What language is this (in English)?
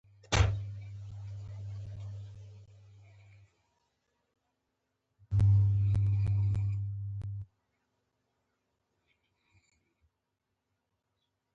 Pashto